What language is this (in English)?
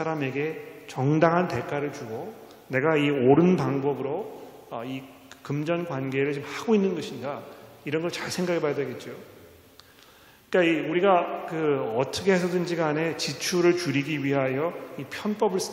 Korean